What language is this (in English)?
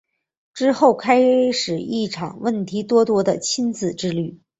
Chinese